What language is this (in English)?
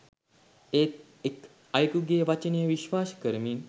Sinhala